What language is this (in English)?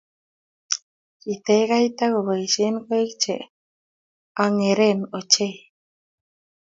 Kalenjin